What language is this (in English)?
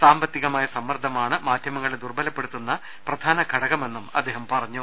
Malayalam